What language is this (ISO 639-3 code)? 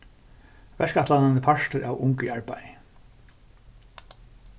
fao